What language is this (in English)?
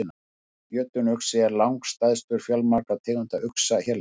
Icelandic